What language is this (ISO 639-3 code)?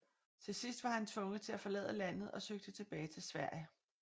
dan